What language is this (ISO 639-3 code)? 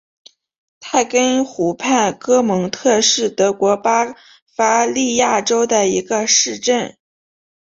zho